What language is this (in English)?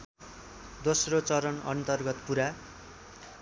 Nepali